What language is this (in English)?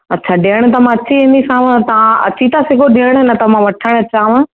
Sindhi